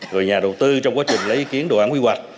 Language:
Vietnamese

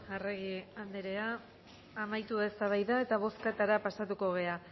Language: Basque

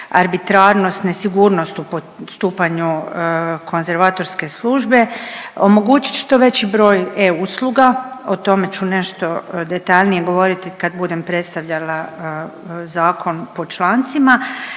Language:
Croatian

